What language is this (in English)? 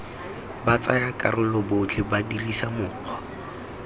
Tswana